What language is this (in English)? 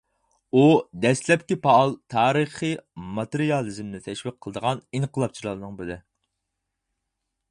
Uyghur